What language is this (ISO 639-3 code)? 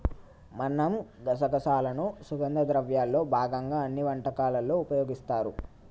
tel